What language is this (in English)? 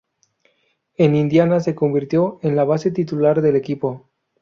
Spanish